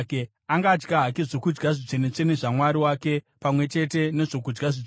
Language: Shona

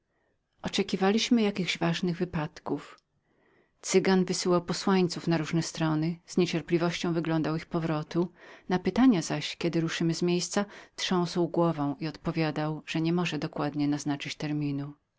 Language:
Polish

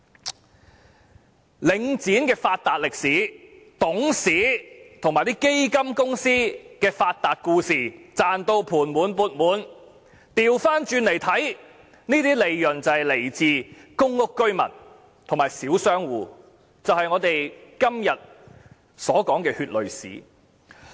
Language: Cantonese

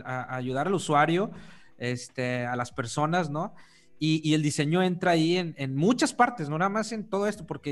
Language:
Spanish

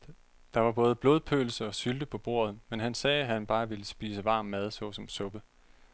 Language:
Danish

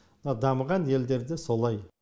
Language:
Kazakh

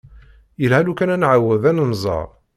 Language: Kabyle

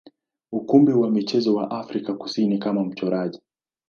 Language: Swahili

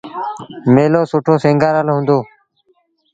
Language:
Sindhi Bhil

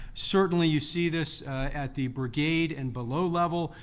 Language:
English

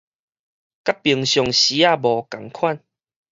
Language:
Min Nan Chinese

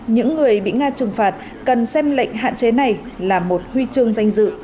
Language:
Vietnamese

